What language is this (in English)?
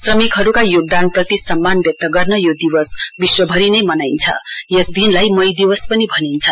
Nepali